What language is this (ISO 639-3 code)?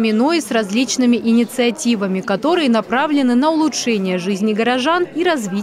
rus